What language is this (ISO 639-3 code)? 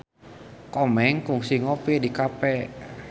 sun